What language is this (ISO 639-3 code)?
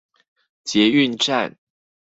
zho